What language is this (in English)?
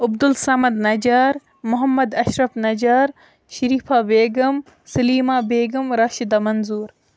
Kashmiri